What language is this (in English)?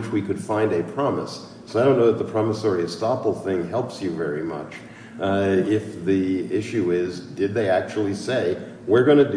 English